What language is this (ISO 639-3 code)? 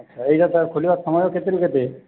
ori